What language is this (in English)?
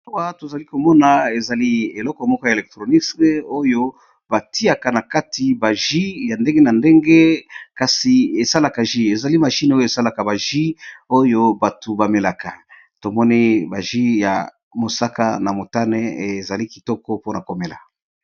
Lingala